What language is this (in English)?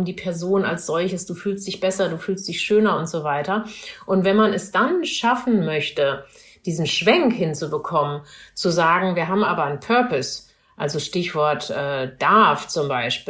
German